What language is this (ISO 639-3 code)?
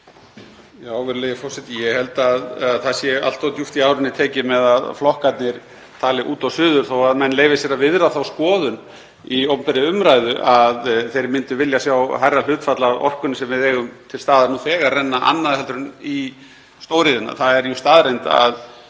isl